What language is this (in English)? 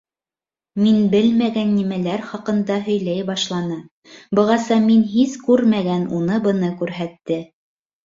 Bashkir